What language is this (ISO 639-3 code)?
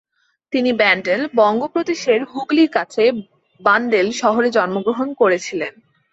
ben